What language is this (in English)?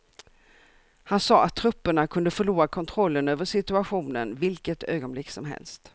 Swedish